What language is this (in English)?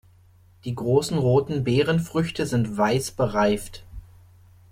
German